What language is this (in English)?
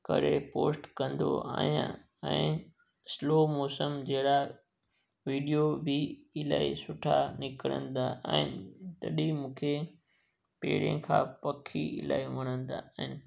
Sindhi